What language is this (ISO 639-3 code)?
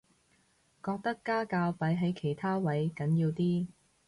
yue